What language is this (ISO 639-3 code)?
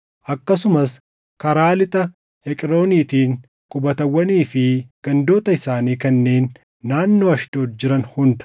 orm